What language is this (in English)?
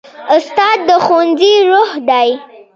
Pashto